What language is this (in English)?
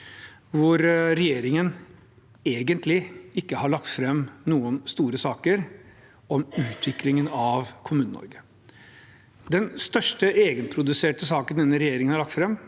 Norwegian